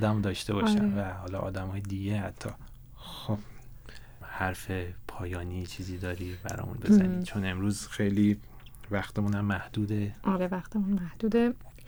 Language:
Persian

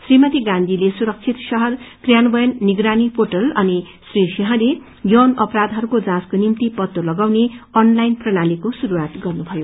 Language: Nepali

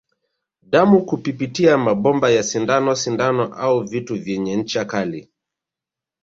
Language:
Swahili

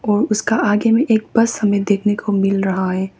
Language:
Hindi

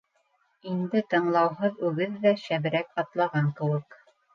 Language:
Bashkir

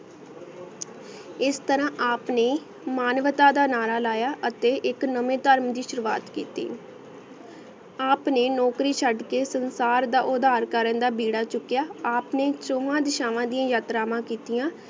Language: Punjabi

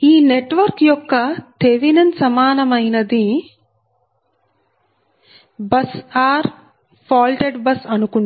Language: Telugu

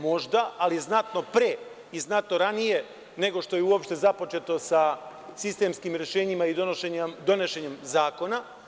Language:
Serbian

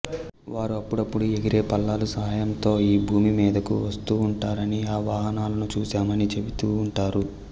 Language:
Telugu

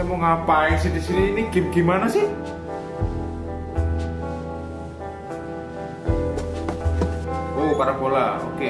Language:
Indonesian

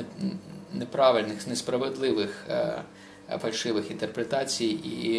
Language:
Ukrainian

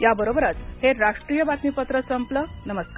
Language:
Marathi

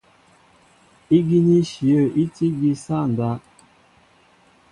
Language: Mbo (Cameroon)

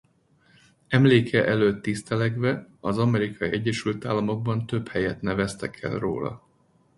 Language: Hungarian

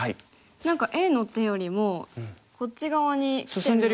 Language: Japanese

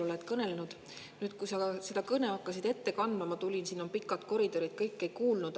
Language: Estonian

